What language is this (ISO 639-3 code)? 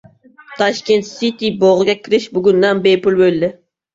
uzb